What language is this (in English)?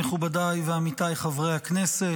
Hebrew